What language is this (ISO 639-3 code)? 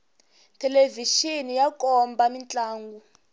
tso